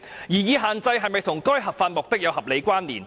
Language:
Cantonese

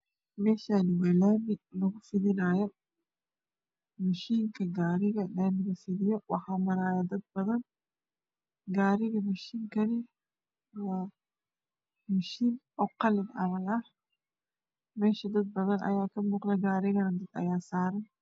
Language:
Somali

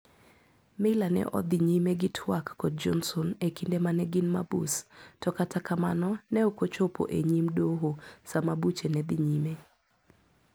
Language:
Luo (Kenya and Tanzania)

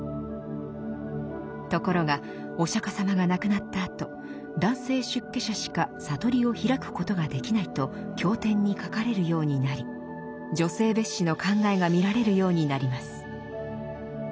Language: Japanese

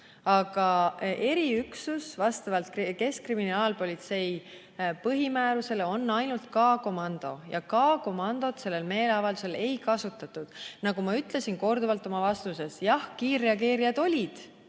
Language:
Estonian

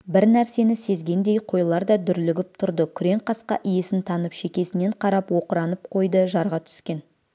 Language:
Kazakh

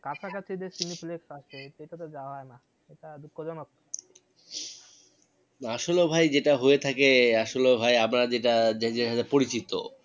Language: Bangla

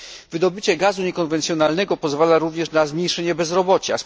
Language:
Polish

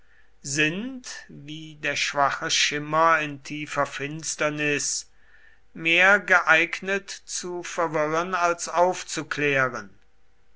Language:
German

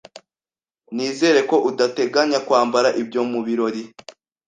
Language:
Kinyarwanda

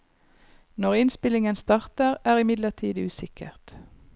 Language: Norwegian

